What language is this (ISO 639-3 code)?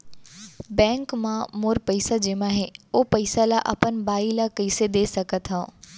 hne